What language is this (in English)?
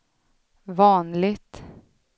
Swedish